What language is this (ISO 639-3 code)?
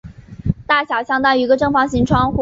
zho